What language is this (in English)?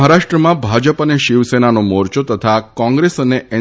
Gujarati